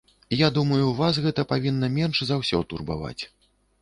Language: Belarusian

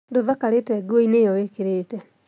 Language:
Kikuyu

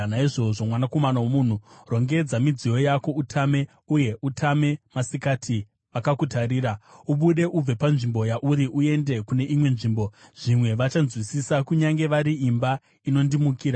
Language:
Shona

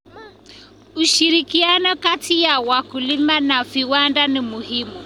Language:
Kalenjin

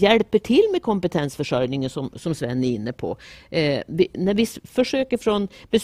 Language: Swedish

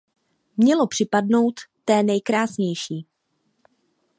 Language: Czech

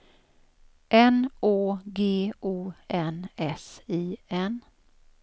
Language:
Swedish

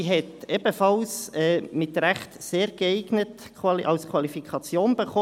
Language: Swiss German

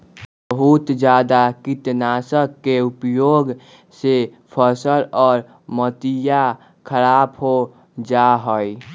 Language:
Magahi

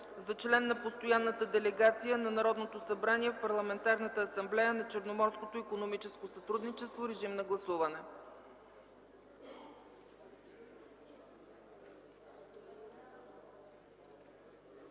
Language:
Bulgarian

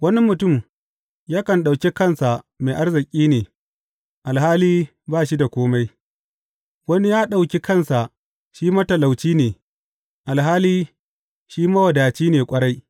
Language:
Hausa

